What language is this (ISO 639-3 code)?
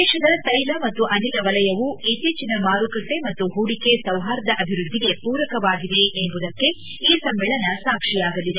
kan